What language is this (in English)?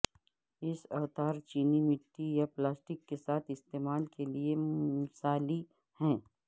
Urdu